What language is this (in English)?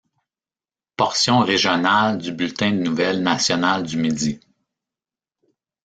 French